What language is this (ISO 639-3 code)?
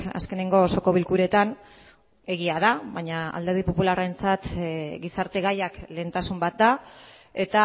eus